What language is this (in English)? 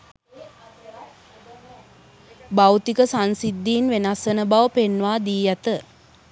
Sinhala